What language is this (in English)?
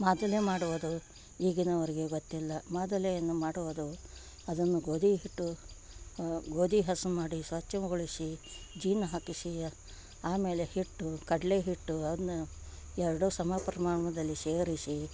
Kannada